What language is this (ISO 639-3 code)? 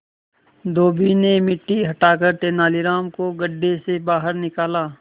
hin